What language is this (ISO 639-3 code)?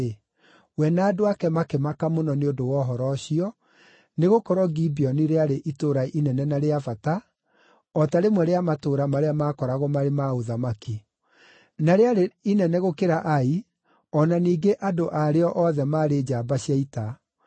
kik